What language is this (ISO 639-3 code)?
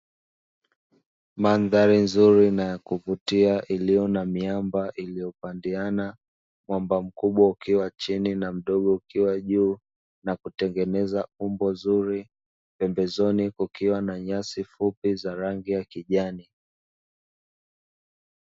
swa